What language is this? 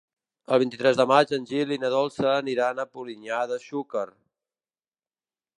Catalan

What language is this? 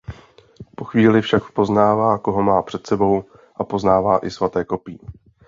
Czech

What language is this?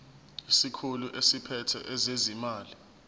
Zulu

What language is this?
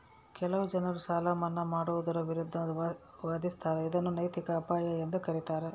Kannada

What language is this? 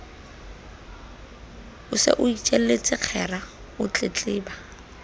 Southern Sotho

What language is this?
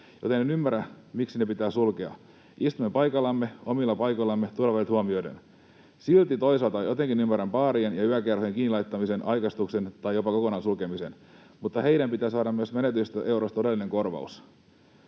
Finnish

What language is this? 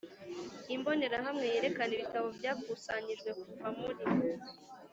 Kinyarwanda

